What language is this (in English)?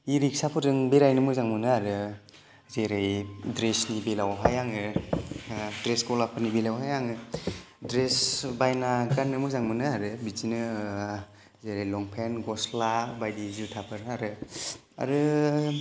Bodo